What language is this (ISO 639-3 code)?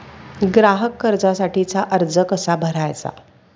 mar